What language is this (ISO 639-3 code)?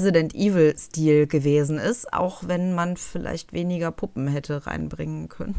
deu